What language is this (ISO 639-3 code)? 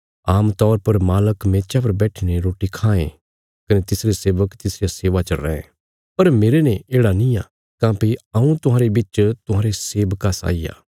kfs